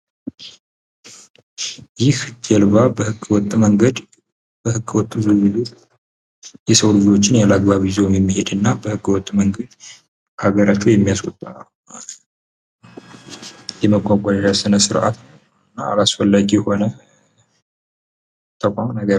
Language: Amharic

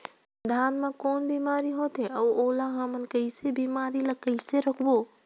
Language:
Chhattisgarhi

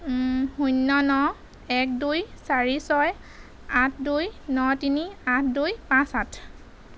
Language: Assamese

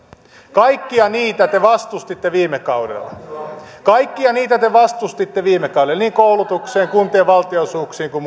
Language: Finnish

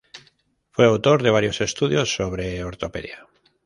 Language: Spanish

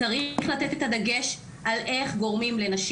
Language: Hebrew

